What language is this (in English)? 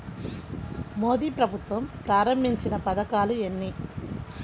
Telugu